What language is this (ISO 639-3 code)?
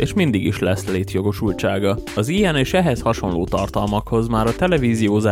hun